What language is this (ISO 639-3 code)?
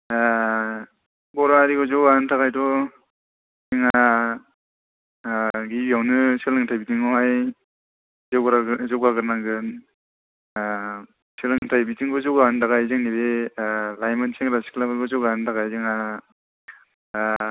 brx